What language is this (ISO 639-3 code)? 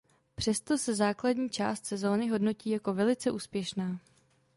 ces